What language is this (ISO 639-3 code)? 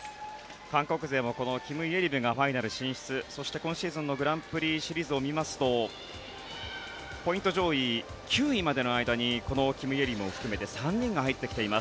jpn